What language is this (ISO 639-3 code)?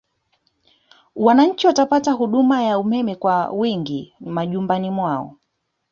swa